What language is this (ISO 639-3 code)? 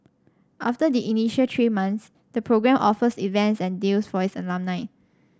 eng